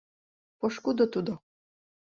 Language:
Mari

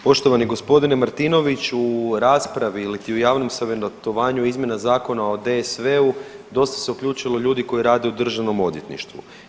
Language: Croatian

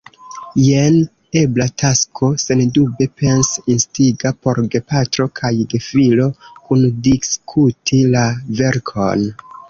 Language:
Esperanto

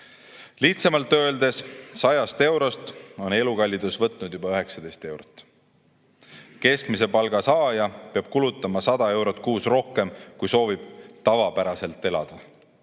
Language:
Estonian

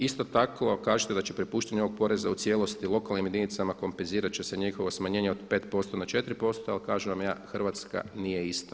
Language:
Croatian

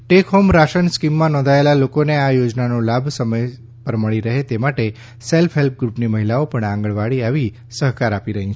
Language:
Gujarati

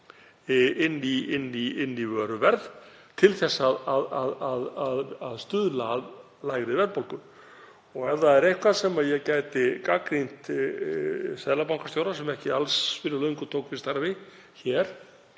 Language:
Icelandic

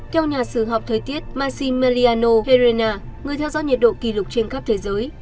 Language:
Vietnamese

